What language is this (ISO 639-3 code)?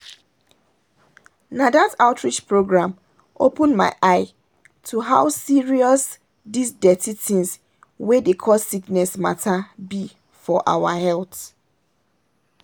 pcm